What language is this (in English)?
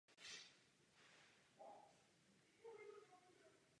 Czech